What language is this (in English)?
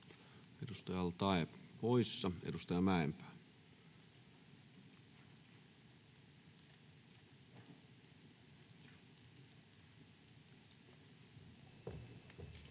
Finnish